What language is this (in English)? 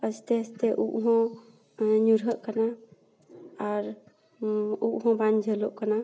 Santali